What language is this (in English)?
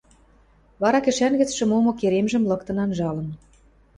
Western Mari